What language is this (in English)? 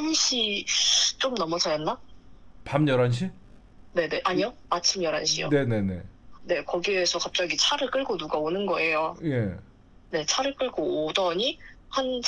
Korean